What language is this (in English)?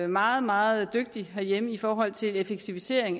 Danish